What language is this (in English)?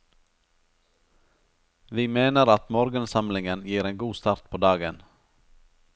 Norwegian